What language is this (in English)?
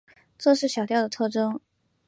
Chinese